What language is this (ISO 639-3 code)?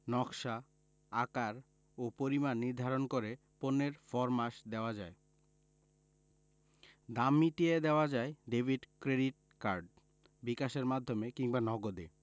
ben